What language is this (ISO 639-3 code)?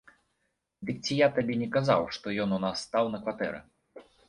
bel